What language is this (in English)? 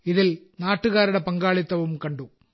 Malayalam